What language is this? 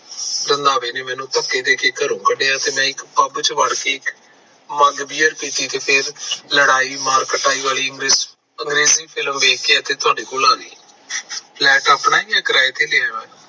Punjabi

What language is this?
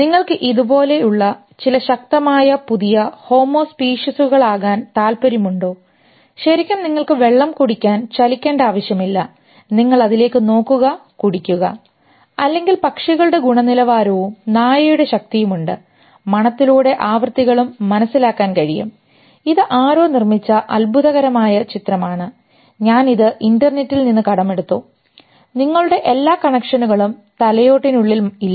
Malayalam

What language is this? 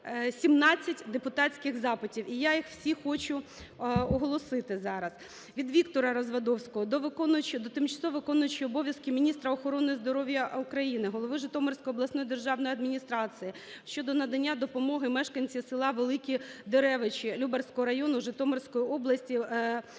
Ukrainian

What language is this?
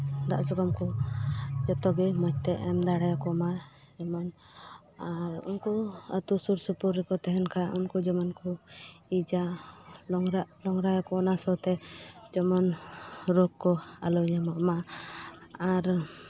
Santali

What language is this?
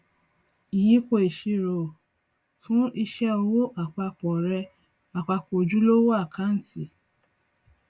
Yoruba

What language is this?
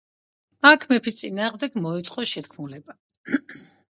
Georgian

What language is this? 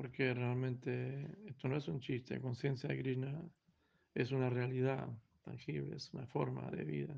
Spanish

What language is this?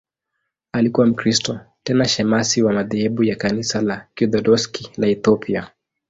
Swahili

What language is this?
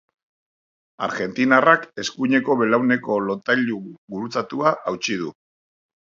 Basque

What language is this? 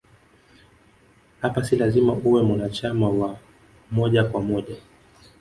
Swahili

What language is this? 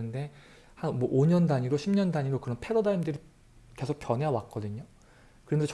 Korean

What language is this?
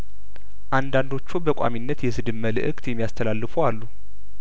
Amharic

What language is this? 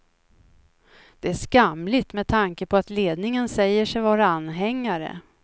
Swedish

